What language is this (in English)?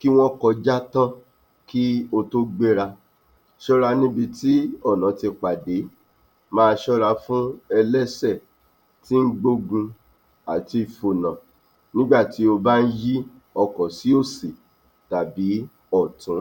Yoruba